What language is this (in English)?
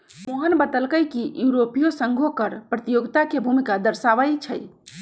Magahi